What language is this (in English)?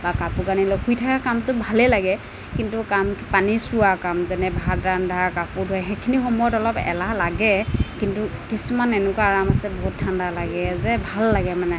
Assamese